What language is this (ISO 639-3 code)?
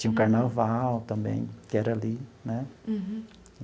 por